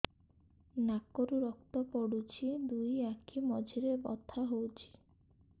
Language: Odia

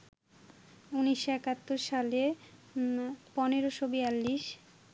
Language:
Bangla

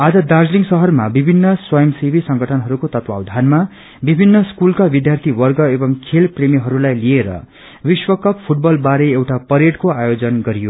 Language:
Nepali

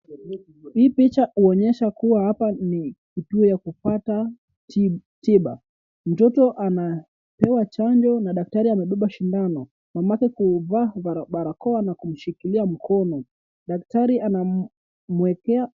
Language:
Swahili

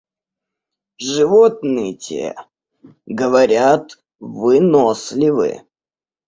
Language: Russian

